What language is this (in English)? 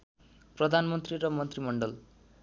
Nepali